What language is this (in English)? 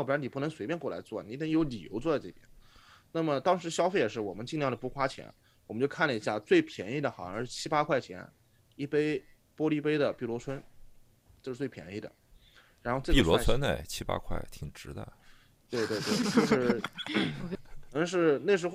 Chinese